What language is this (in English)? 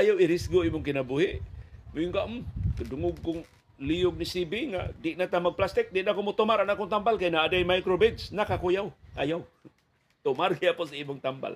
Filipino